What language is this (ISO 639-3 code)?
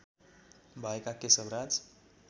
nep